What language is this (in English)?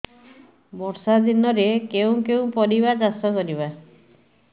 Odia